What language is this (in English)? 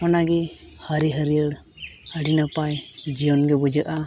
Santali